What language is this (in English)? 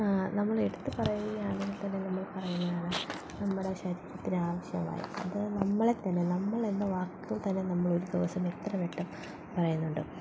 Malayalam